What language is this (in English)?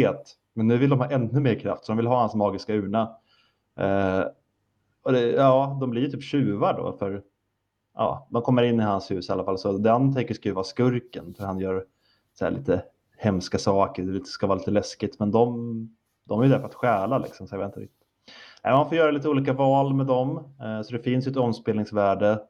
Swedish